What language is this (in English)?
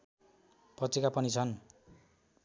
Nepali